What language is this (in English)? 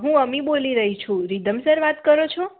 Gujarati